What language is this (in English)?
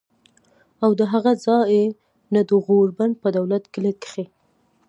Pashto